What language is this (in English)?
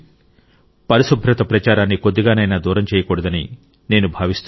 Telugu